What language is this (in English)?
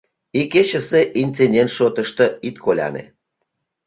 Mari